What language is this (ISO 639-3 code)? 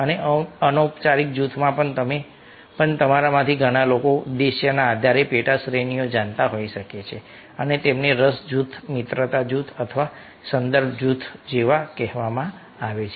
guj